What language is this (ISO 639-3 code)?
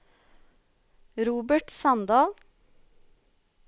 nor